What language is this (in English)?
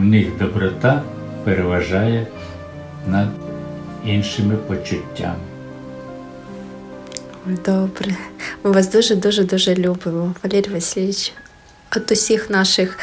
Ukrainian